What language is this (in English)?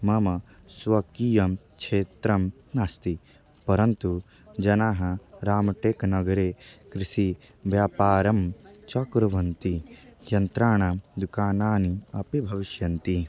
Sanskrit